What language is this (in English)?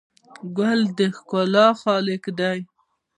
Pashto